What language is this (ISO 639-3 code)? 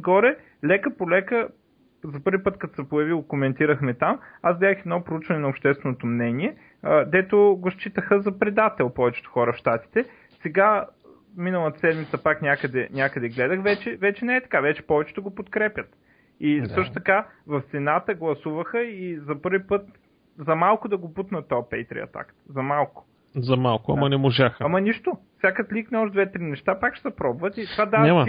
bul